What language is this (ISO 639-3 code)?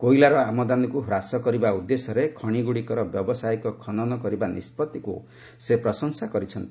ori